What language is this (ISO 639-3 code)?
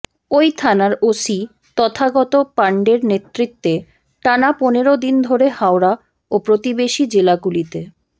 ben